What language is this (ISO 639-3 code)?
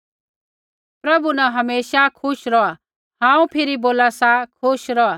kfx